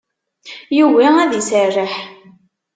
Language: Kabyle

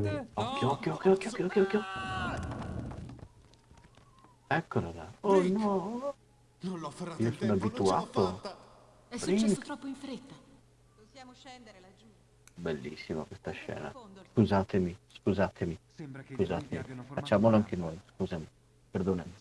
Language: Italian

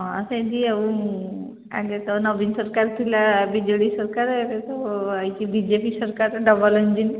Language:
Odia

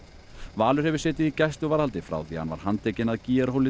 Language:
Icelandic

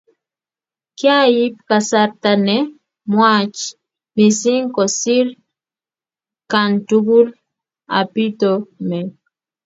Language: Kalenjin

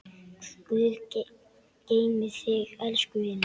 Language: Icelandic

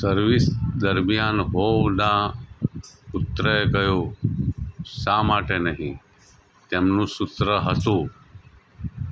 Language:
Gujarati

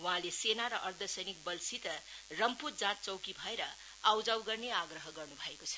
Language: Nepali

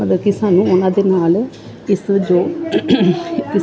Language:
Punjabi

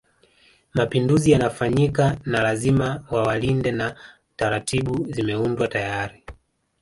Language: Swahili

